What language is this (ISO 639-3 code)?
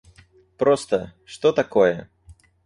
rus